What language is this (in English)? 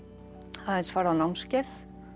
Icelandic